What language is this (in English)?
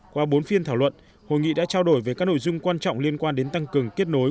Vietnamese